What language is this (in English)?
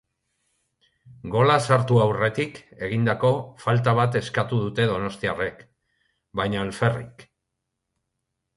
Basque